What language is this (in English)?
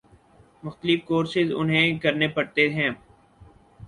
Urdu